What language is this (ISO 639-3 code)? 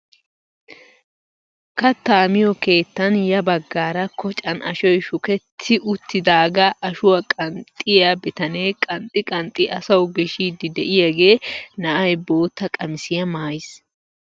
wal